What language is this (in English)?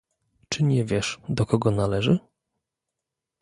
Polish